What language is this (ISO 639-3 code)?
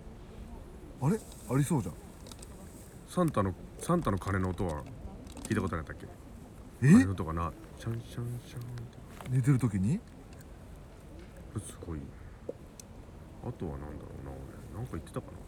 jpn